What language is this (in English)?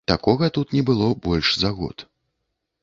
Belarusian